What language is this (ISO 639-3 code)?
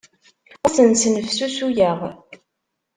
kab